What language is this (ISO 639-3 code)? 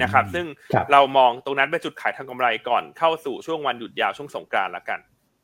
tha